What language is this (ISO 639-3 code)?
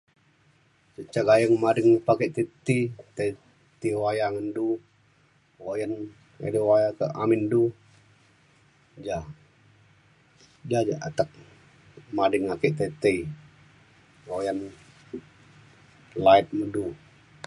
xkl